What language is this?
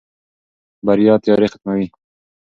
Pashto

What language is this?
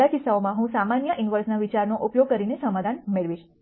Gujarati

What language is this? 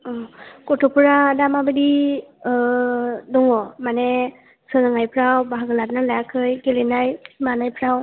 Bodo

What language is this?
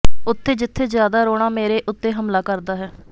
Punjabi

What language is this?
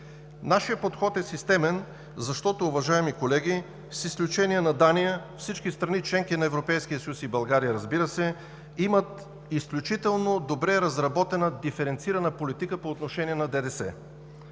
Bulgarian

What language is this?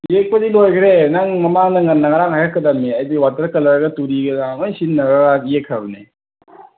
Manipuri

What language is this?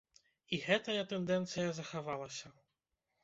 Belarusian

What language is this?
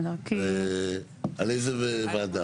Hebrew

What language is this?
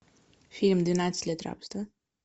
Russian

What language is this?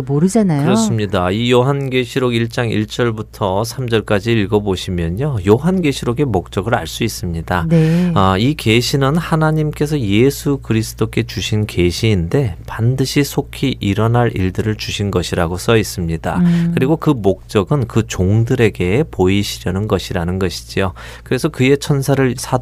Korean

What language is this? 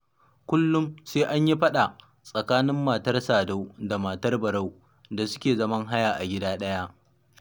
Hausa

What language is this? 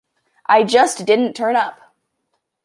English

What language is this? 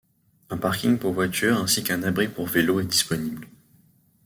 French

